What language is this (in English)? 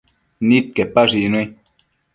Matsés